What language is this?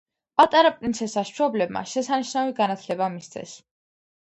Georgian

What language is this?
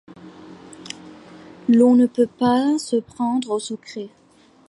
French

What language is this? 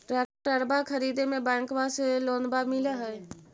Magahi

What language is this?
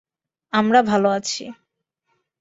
Bangla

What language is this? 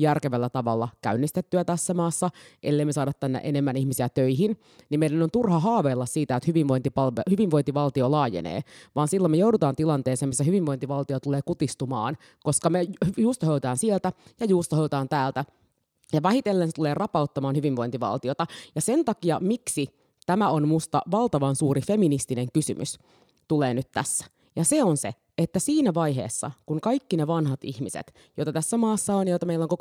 Finnish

